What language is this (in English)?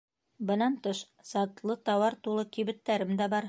Bashkir